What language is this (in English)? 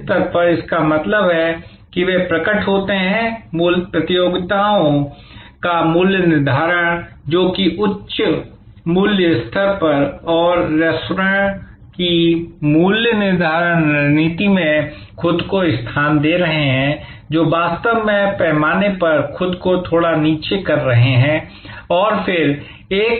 Hindi